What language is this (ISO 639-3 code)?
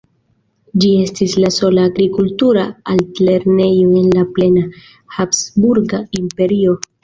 epo